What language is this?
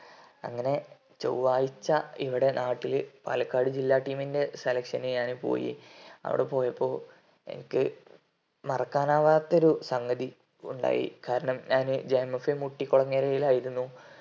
Malayalam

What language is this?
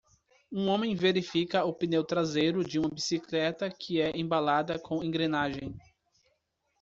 Portuguese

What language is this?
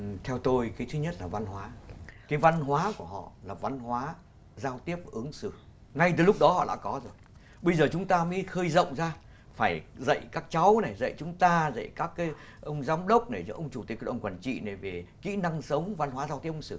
Vietnamese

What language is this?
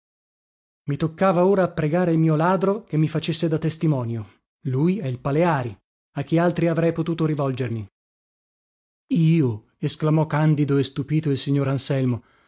Italian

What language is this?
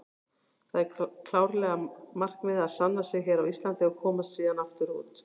Icelandic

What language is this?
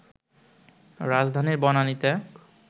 Bangla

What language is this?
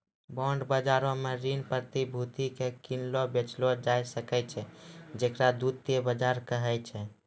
Maithili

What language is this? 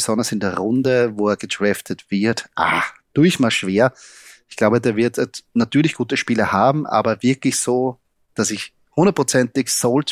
German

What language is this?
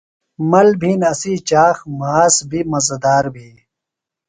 Phalura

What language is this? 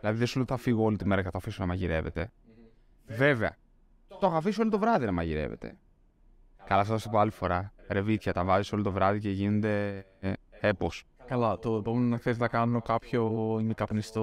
Greek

